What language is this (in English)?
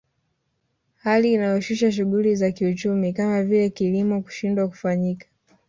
Swahili